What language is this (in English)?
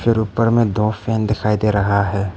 Hindi